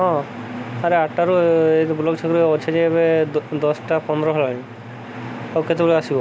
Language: Odia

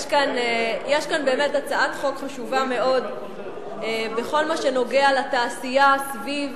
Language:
Hebrew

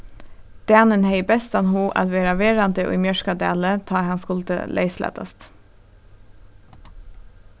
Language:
Faroese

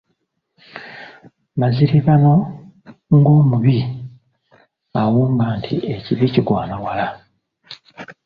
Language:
Ganda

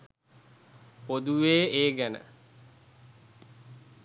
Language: Sinhala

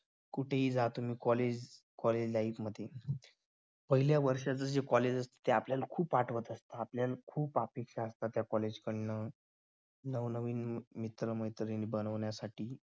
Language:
Marathi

